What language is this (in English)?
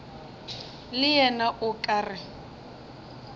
Northern Sotho